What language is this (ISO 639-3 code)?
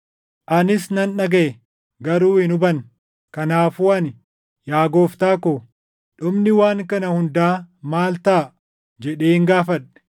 orm